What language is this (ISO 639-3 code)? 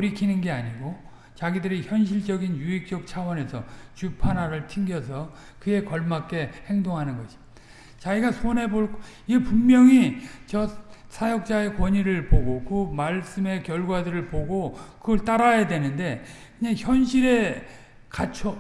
kor